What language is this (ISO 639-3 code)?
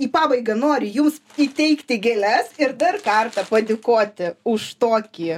lit